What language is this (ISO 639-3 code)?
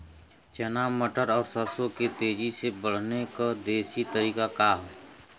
bho